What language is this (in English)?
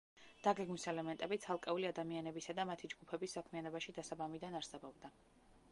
Georgian